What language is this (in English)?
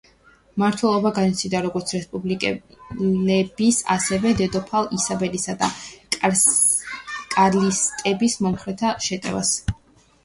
Georgian